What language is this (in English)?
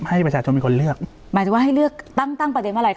Thai